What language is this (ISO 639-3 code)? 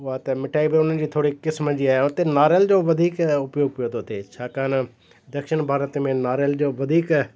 snd